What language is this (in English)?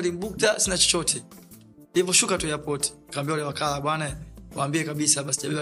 Swahili